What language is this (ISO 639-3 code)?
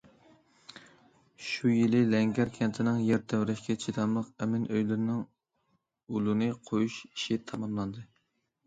uig